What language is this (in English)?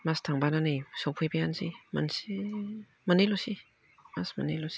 Bodo